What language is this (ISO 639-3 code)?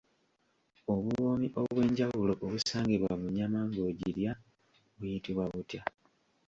lug